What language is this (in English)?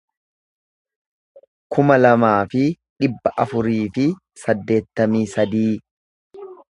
Oromo